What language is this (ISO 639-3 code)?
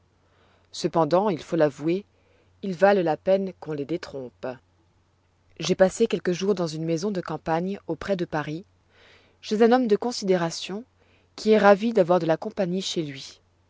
fra